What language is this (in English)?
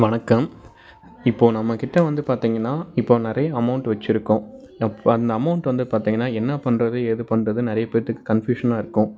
Tamil